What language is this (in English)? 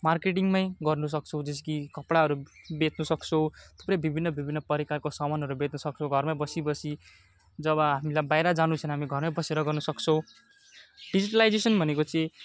Nepali